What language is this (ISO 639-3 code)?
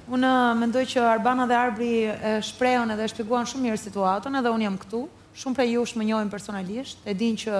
ron